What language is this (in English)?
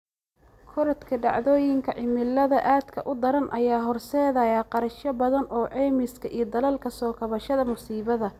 Somali